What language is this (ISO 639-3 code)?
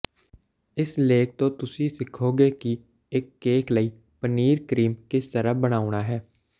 pan